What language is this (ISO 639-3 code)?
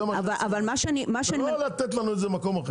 heb